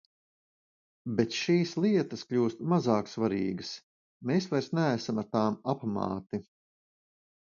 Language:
Latvian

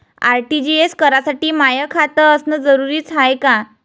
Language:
Marathi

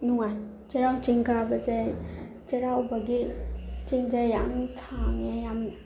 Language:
Manipuri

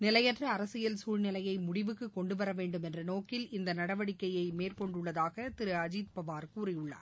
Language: Tamil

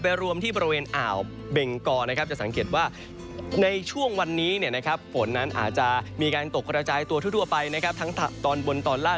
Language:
Thai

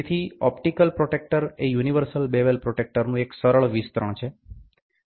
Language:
Gujarati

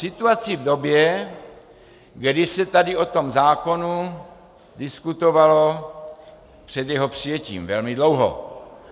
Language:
Czech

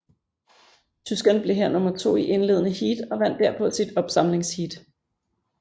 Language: Danish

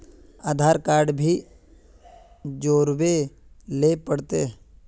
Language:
Magahi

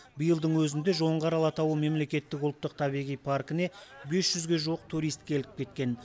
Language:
Kazakh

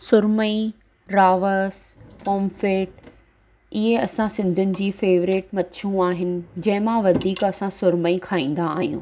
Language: Sindhi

